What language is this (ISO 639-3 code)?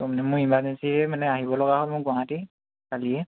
asm